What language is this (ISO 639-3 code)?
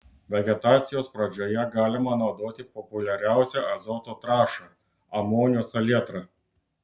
lit